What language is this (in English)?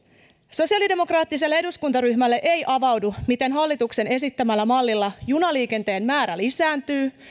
Finnish